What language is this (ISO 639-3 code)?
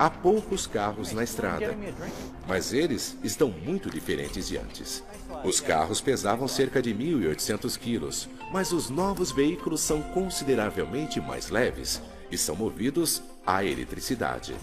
por